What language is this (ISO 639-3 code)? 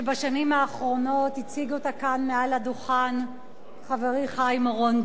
heb